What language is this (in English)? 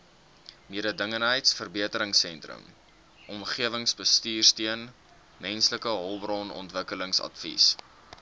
Afrikaans